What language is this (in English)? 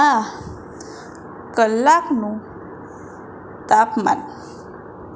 Gujarati